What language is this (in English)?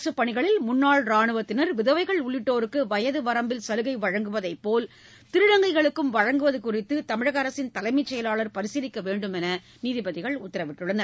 Tamil